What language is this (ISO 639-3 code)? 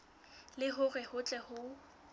sot